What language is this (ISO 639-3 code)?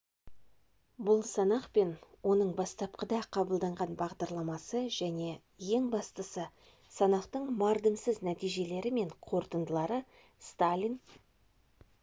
kaz